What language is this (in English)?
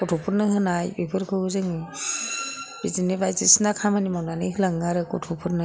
Bodo